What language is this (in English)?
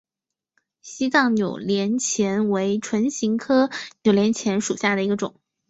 Chinese